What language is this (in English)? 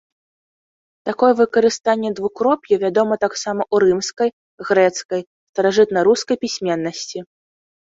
Belarusian